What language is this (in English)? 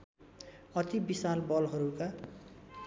Nepali